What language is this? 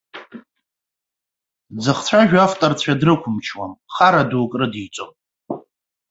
Abkhazian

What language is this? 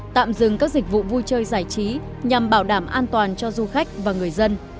Vietnamese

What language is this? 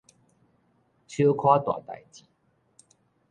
Min Nan Chinese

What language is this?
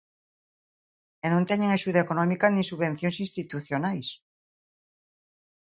Galician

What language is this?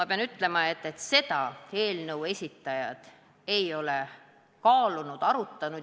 Estonian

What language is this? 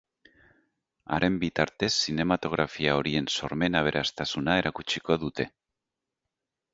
Basque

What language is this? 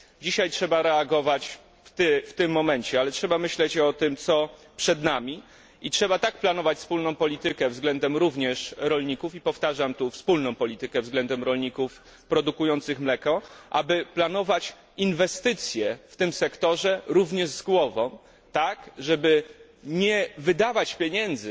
Polish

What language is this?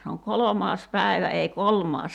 Finnish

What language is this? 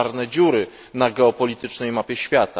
Polish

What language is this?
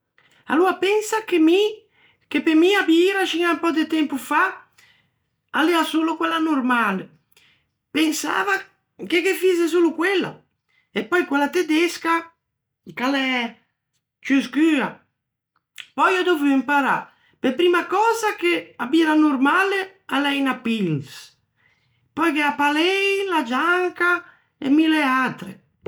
Ligurian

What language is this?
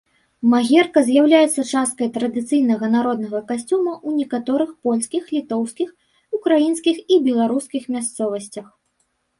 Belarusian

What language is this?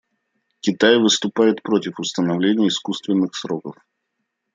Russian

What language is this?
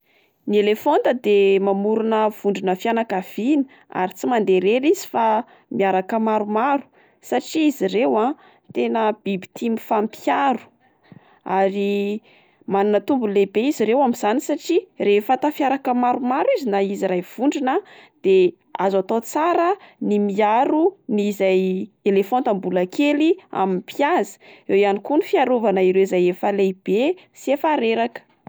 Malagasy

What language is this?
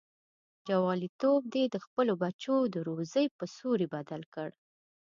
Pashto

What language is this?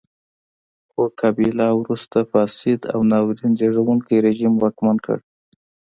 Pashto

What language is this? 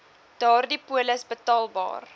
Afrikaans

